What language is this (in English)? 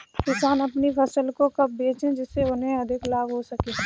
Hindi